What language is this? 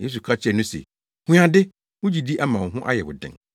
Akan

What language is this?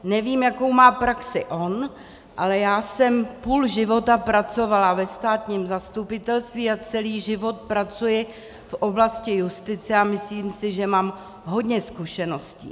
Czech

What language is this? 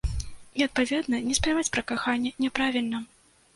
Belarusian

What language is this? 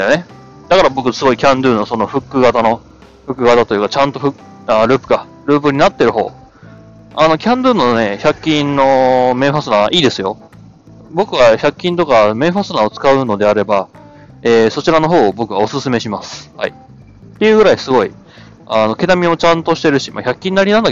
Japanese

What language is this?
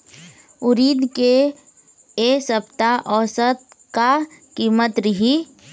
Chhattisgarhi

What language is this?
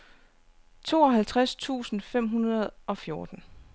Danish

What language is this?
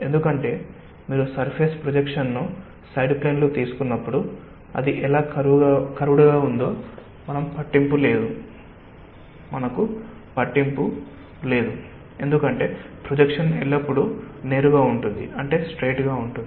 Telugu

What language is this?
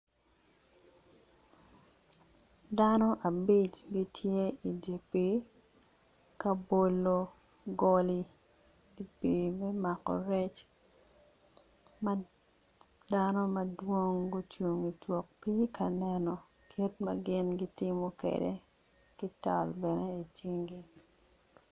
Acoli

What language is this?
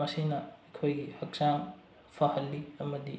Manipuri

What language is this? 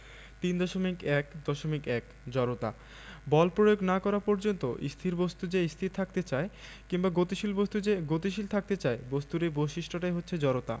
Bangla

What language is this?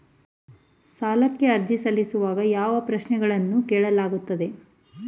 Kannada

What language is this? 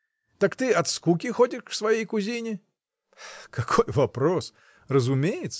Russian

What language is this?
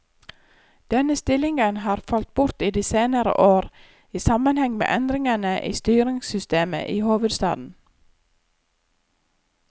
Norwegian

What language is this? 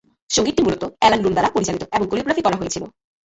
Bangla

